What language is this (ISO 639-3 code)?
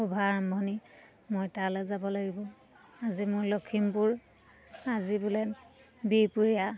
asm